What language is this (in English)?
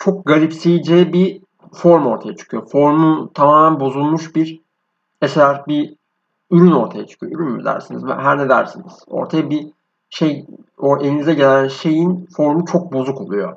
Turkish